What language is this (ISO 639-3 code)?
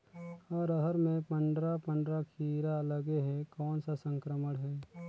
hne